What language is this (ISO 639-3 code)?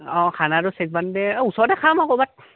asm